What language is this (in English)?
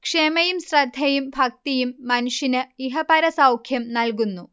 Malayalam